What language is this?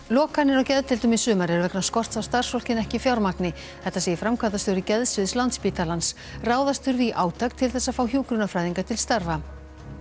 Icelandic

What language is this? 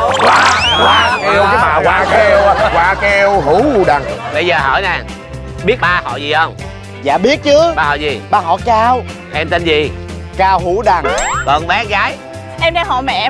Vietnamese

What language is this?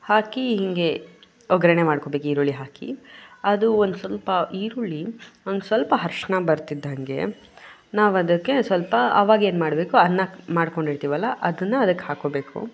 Kannada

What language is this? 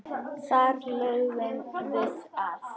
Icelandic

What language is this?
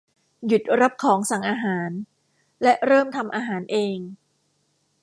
Thai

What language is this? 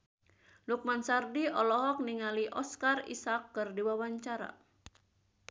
Sundanese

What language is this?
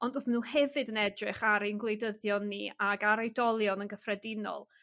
Welsh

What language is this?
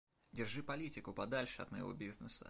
Russian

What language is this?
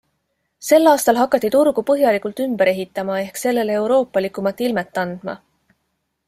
Estonian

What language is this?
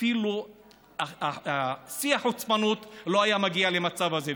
Hebrew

